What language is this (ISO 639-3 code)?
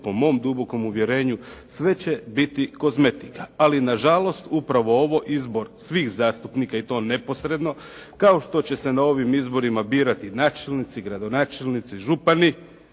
hrv